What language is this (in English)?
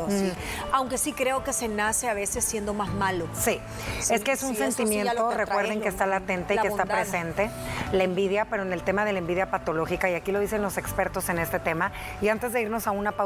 Spanish